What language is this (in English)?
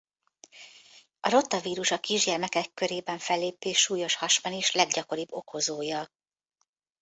Hungarian